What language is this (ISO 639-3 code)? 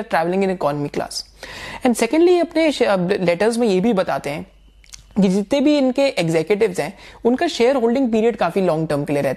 hin